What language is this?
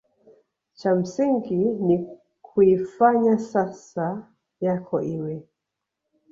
Swahili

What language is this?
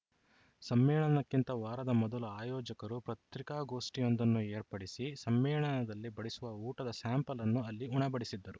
Kannada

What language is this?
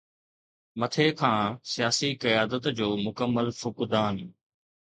Sindhi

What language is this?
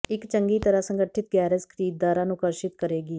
Punjabi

